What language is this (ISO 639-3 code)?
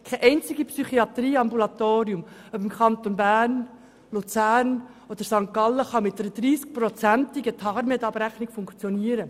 gsw